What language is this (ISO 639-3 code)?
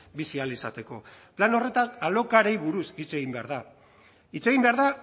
eus